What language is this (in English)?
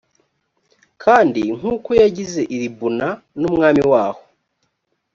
Kinyarwanda